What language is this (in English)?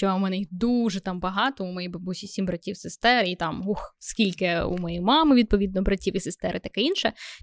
Ukrainian